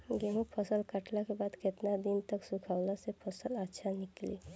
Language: Bhojpuri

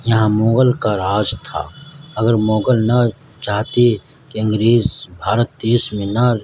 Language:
Urdu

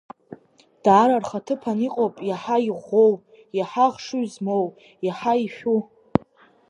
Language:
Abkhazian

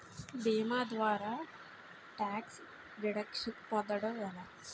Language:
Telugu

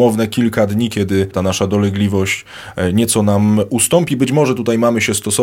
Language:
Polish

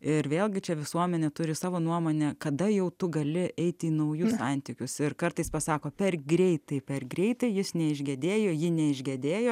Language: Lithuanian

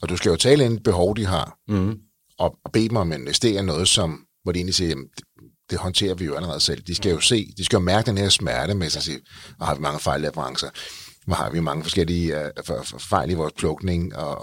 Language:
Danish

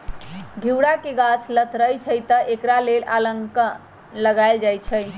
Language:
Magahi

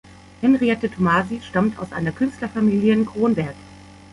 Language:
German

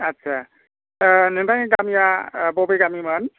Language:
Bodo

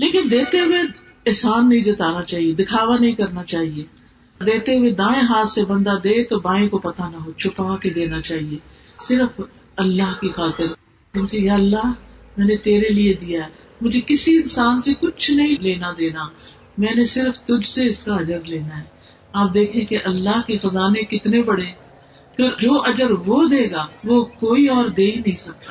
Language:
Urdu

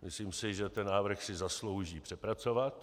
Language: Czech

